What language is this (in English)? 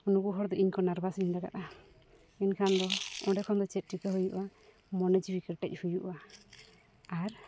Santali